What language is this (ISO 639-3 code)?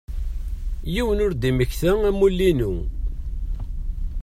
kab